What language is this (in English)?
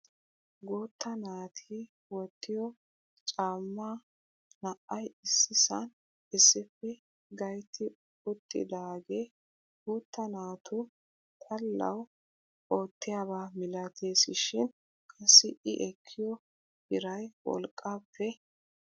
Wolaytta